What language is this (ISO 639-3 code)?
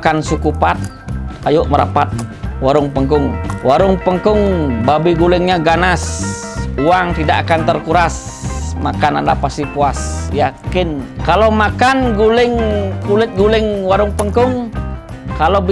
ind